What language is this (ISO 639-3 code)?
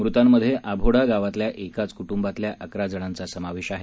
mar